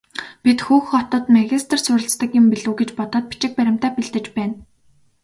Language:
Mongolian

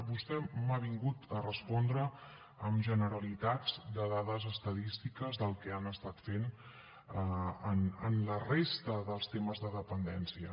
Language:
Catalan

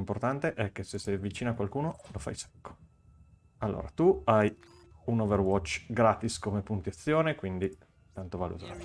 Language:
Italian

